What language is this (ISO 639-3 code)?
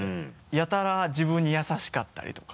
jpn